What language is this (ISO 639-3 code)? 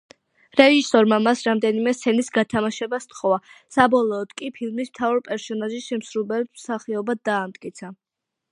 kat